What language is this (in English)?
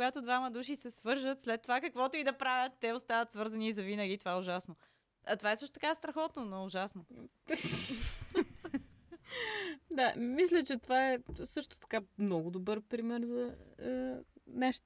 Bulgarian